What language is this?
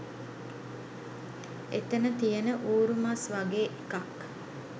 Sinhala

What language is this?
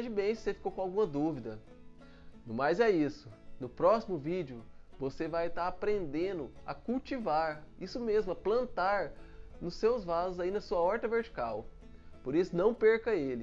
Portuguese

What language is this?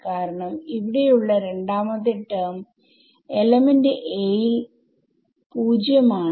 Malayalam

